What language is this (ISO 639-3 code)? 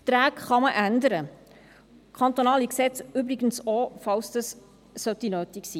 gsw